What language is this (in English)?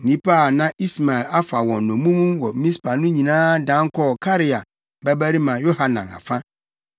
Akan